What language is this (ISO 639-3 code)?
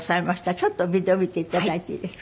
jpn